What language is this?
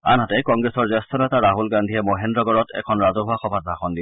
Assamese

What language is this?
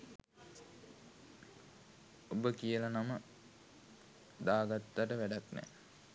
Sinhala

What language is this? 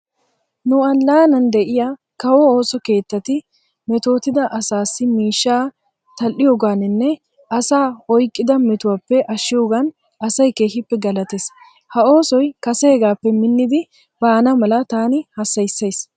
Wolaytta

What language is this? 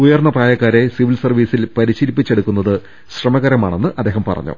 Malayalam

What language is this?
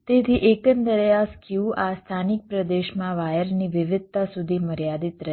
Gujarati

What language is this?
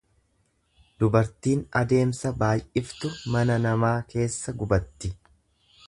Oromo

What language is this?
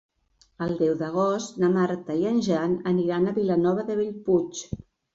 Catalan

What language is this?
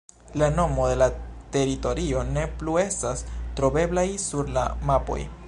Esperanto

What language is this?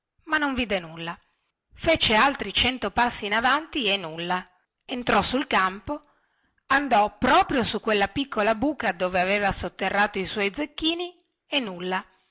Italian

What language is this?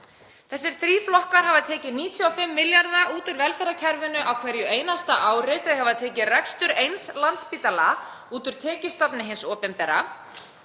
Icelandic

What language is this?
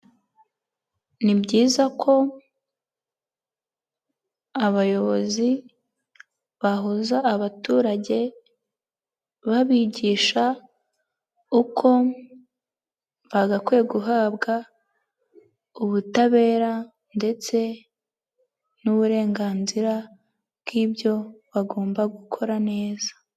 Kinyarwanda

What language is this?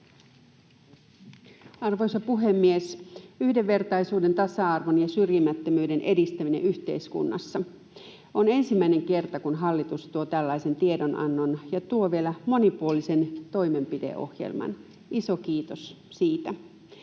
Finnish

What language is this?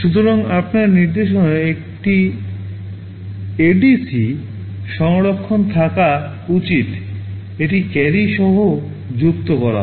Bangla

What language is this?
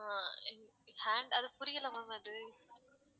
Tamil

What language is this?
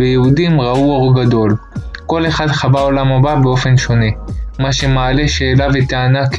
Hebrew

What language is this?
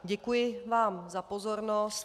Czech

